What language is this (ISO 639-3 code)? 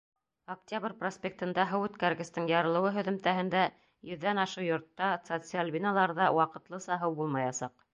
bak